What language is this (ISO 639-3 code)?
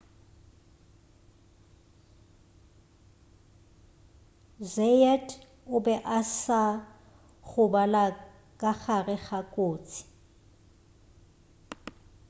nso